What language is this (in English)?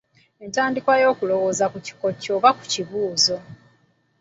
Ganda